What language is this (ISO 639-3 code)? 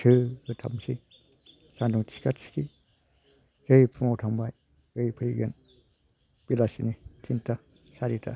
brx